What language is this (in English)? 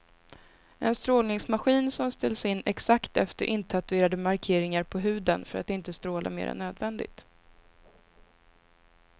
Swedish